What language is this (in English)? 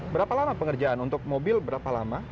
Indonesian